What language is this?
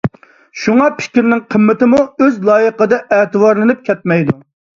Uyghur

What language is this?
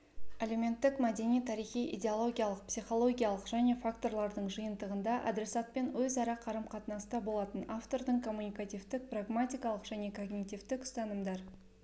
Kazakh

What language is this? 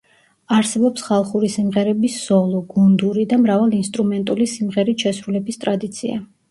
Georgian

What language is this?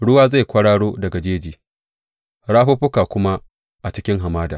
Hausa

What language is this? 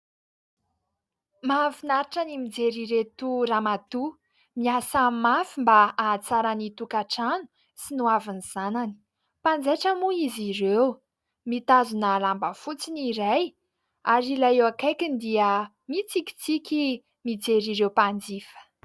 Malagasy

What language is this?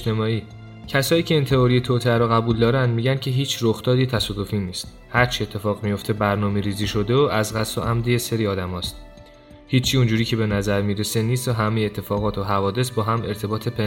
Persian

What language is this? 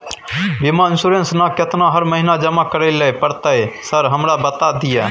Maithili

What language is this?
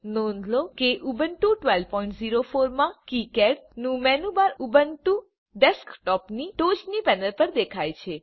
Gujarati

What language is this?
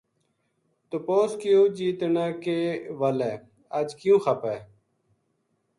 Gujari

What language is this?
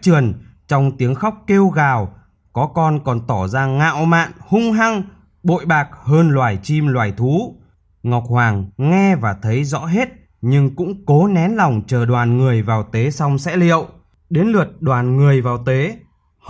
Vietnamese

